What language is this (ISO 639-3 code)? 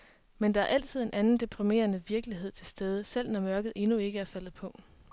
dan